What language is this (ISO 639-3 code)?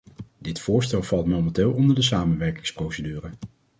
nld